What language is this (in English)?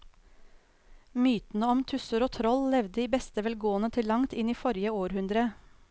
Norwegian